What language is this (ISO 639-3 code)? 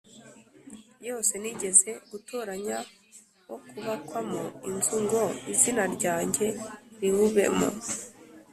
kin